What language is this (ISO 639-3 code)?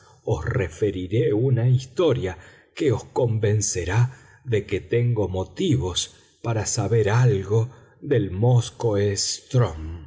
spa